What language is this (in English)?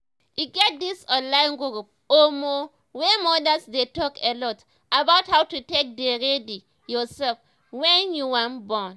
Nigerian Pidgin